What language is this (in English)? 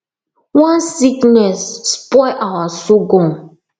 Nigerian Pidgin